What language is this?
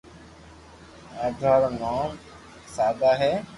Loarki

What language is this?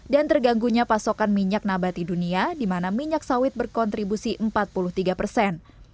Indonesian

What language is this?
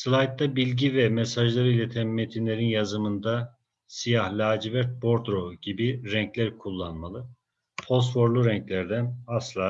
Turkish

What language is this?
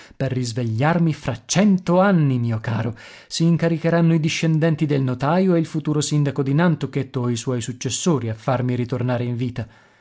Italian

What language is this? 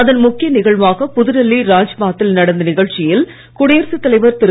Tamil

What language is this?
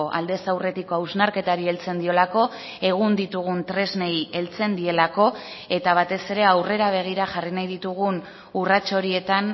Basque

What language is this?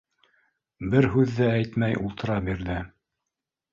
Bashkir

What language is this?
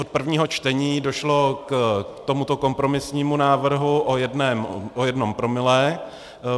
Czech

